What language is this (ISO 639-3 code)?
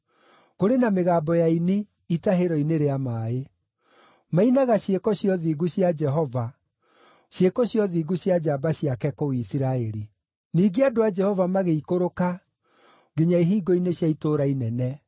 kik